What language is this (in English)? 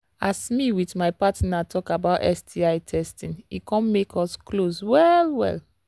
Nigerian Pidgin